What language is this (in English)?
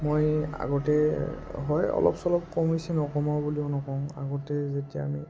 Assamese